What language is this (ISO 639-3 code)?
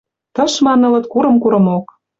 mrj